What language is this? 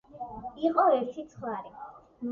Georgian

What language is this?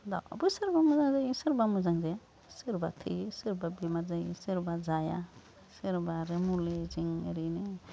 Bodo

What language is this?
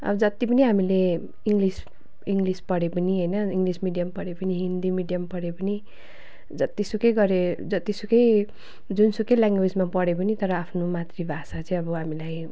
Nepali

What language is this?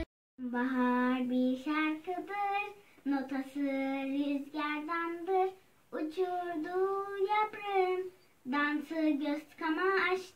Turkish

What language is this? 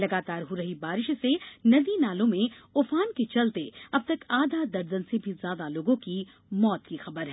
Hindi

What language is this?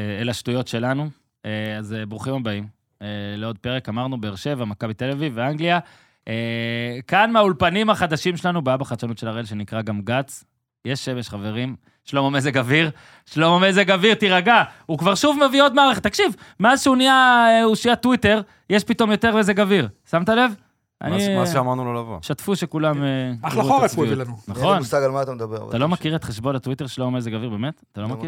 Hebrew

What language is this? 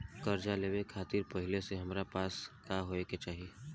Bhojpuri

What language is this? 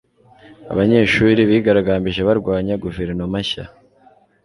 Kinyarwanda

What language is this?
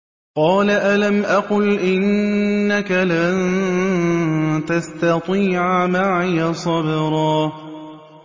Arabic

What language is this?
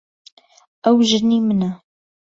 Central Kurdish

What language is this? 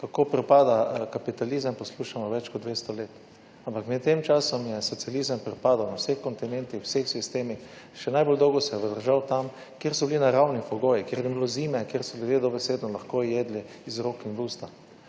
Slovenian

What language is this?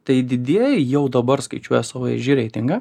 Lithuanian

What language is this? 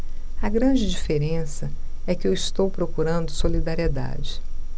Portuguese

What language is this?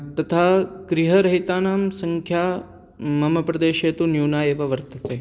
Sanskrit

